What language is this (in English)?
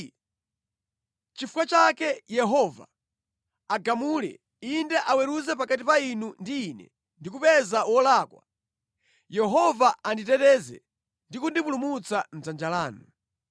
Nyanja